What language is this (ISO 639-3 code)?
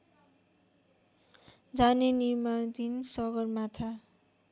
nep